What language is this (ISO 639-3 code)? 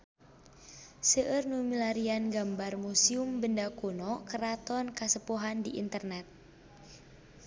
sun